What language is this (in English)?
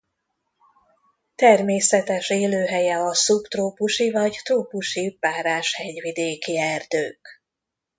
Hungarian